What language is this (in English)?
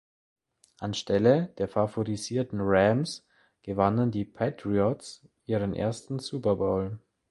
German